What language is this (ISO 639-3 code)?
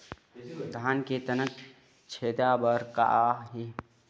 hne